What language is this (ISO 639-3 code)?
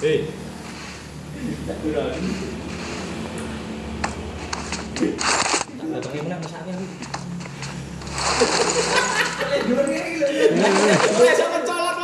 ind